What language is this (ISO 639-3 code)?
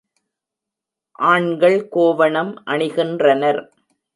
tam